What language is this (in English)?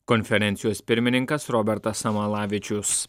Lithuanian